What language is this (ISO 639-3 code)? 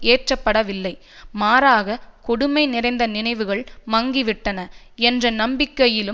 tam